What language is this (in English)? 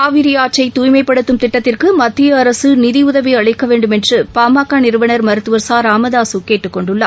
Tamil